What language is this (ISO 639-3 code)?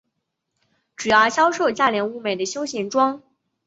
zho